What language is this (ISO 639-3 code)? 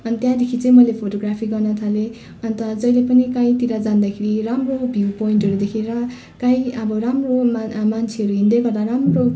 nep